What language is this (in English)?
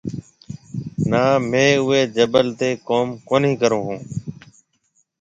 Marwari (Pakistan)